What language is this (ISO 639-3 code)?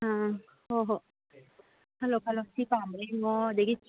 mni